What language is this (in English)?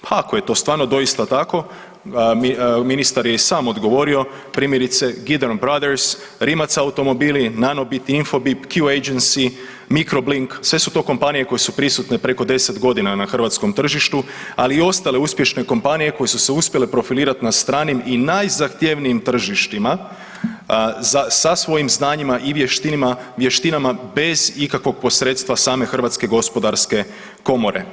Croatian